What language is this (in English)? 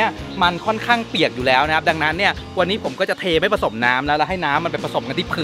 Thai